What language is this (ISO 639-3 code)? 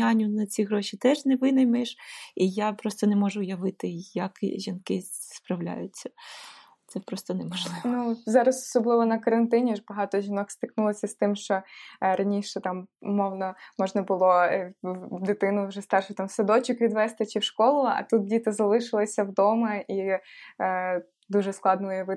ukr